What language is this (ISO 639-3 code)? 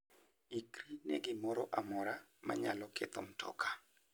luo